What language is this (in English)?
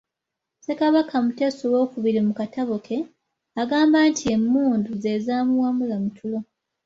Ganda